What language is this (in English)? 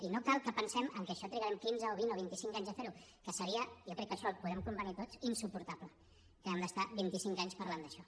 Catalan